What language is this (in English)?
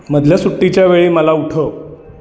Marathi